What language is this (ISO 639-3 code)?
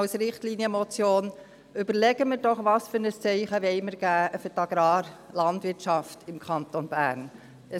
gsw